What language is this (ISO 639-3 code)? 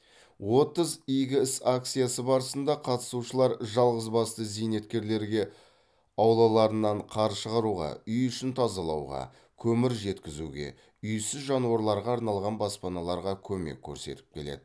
kaz